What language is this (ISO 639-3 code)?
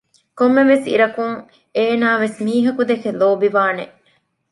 div